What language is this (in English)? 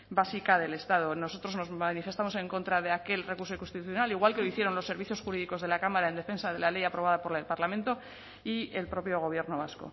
Spanish